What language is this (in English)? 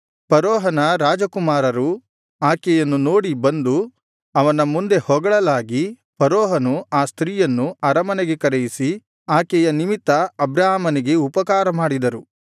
Kannada